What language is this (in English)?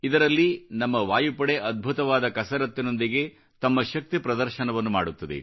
Kannada